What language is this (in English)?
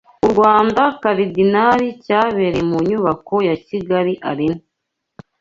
Kinyarwanda